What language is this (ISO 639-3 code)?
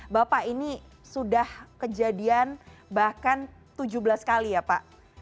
ind